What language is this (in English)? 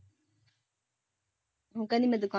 Punjabi